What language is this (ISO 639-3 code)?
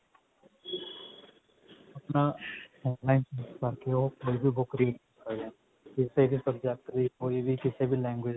pan